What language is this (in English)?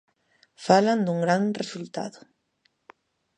Galician